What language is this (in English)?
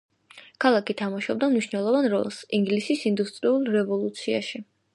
Georgian